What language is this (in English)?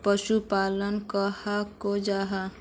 Magahi